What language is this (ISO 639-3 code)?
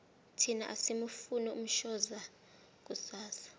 nbl